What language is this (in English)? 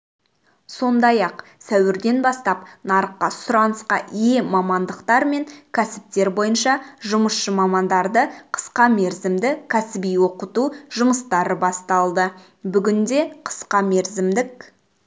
Kazakh